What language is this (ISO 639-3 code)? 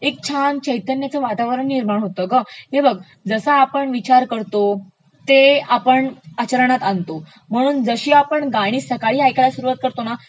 mar